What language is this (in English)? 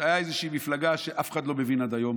Hebrew